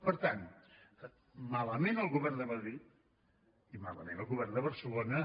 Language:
Catalan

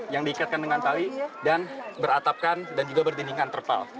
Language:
Indonesian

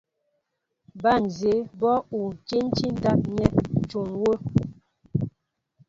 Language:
Mbo (Cameroon)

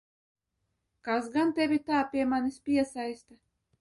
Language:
Latvian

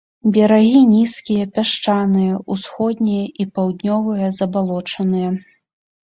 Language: Belarusian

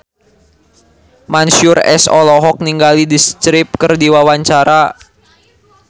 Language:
Sundanese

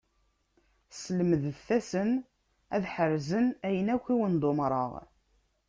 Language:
Kabyle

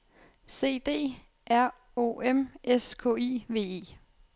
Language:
Danish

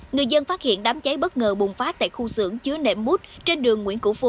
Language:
Vietnamese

